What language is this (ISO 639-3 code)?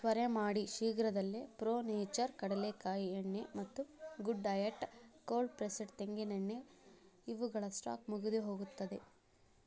kan